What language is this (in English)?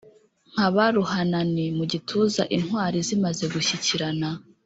Kinyarwanda